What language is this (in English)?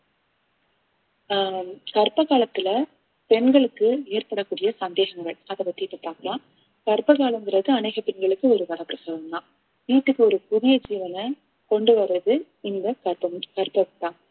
Tamil